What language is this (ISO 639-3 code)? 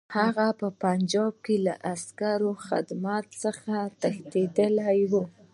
pus